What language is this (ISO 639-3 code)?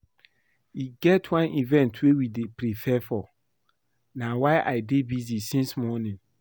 pcm